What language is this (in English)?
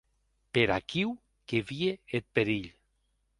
Occitan